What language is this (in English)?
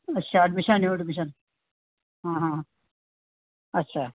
Punjabi